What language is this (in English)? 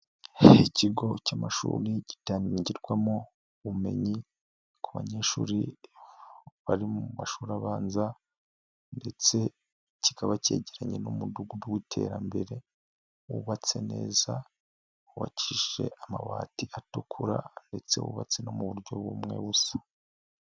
Kinyarwanda